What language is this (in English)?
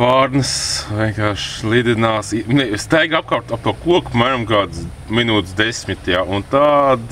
Latvian